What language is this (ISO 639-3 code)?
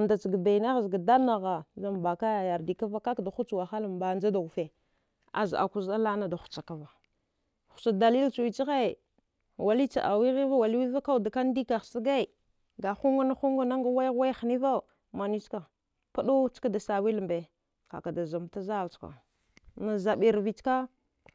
dgh